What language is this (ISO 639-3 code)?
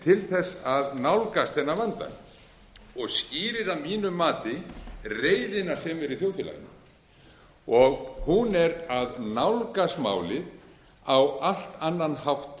isl